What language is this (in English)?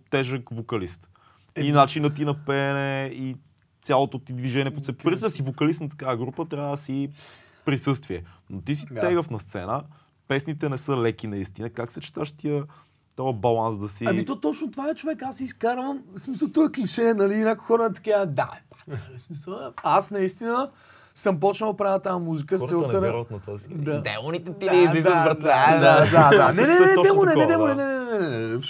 Bulgarian